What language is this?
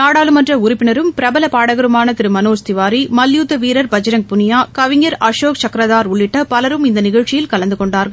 Tamil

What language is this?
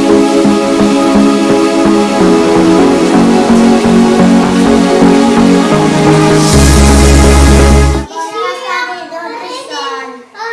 Galician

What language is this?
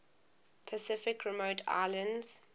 English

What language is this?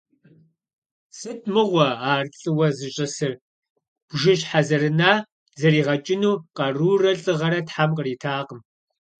Kabardian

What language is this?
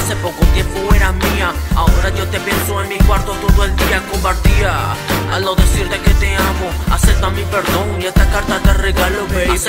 Spanish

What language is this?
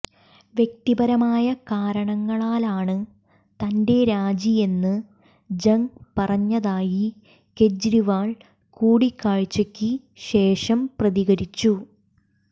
Malayalam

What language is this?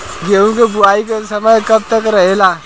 Bhojpuri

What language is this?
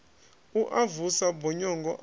Venda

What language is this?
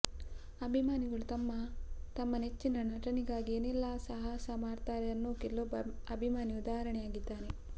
Kannada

